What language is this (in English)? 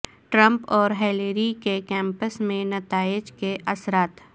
Urdu